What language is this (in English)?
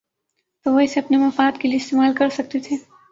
Urdu